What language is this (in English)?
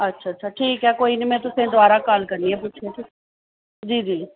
Dogri